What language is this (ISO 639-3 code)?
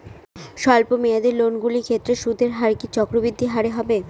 ben